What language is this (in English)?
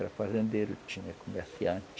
Portuguese